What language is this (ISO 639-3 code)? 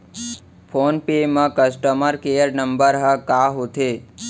hne